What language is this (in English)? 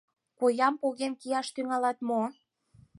Mari